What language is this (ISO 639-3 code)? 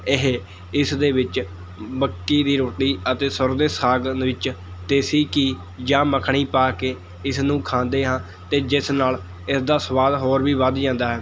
pan